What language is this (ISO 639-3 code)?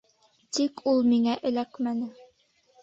bak